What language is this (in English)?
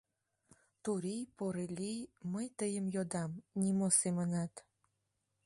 Mari